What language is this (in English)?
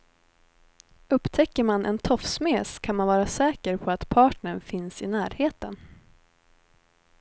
Swedish